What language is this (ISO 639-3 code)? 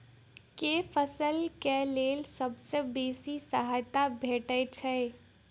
mai